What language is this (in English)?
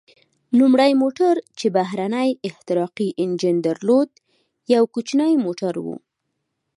Pashto